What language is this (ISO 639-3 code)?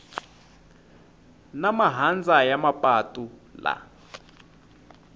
tso